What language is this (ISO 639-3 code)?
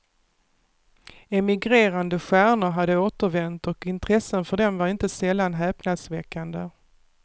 swe